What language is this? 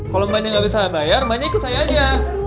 Indonesian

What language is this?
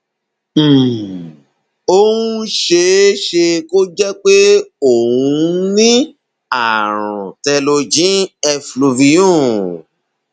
Yoruba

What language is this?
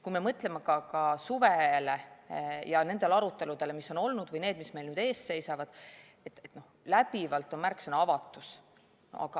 Estonian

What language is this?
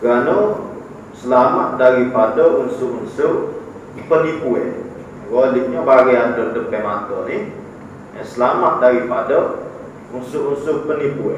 Malay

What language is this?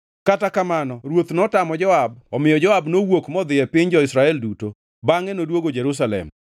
Luo (Kenya and Tanzania)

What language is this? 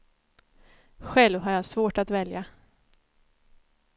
Swedish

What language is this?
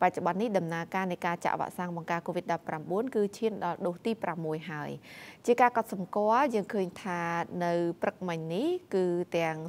Vietnamese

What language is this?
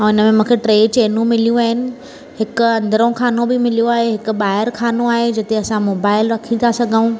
Sindhi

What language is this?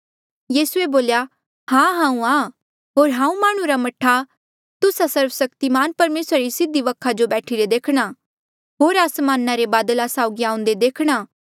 Mandeali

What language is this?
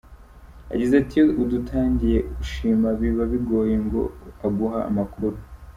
Kinyarwanda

